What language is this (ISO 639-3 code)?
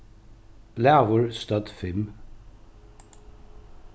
fao